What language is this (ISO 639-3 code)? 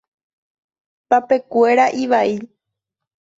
grn